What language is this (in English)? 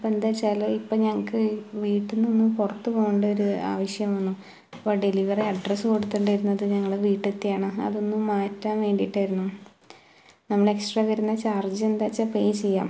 Malayalam